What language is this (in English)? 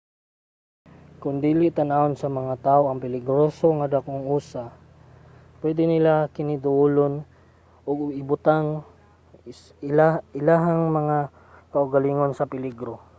Cebuano